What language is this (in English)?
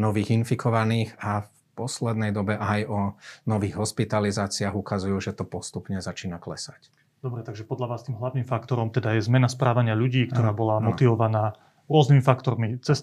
Slovak